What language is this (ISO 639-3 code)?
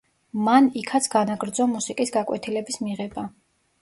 kat